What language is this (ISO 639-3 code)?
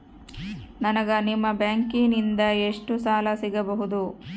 kan